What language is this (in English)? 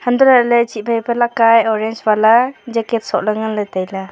Wancho Naga